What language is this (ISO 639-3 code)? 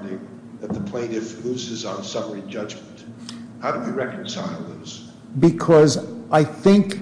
eng